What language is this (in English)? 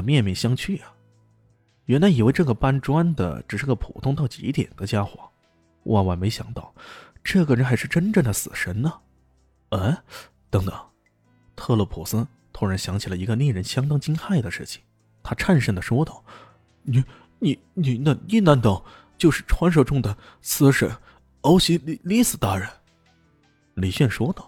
Chinese